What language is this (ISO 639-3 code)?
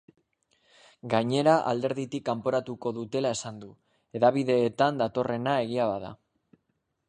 eus